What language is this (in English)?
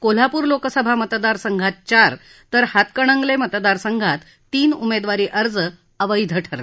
Marathi